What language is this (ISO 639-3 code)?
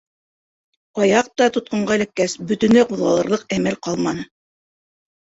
bak